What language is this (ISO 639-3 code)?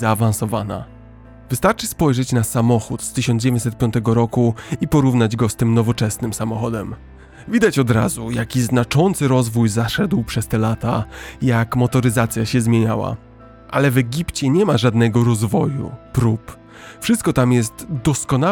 pol